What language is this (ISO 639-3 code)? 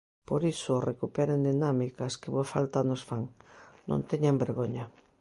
glg